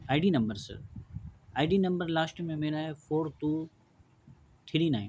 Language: Urdu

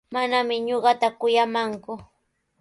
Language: Sihuas Ancash Quechua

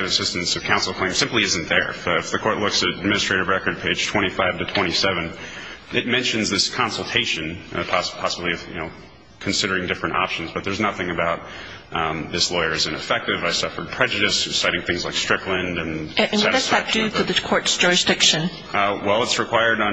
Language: English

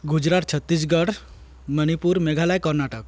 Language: Odia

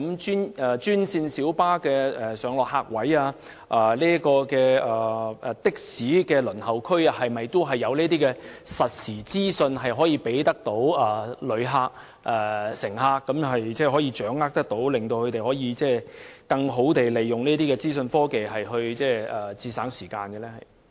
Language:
Cantonese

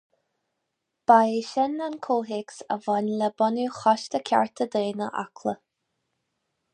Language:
Irish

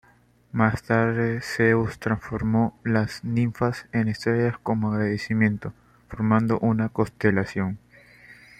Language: Spanish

